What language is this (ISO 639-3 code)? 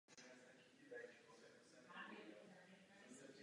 ces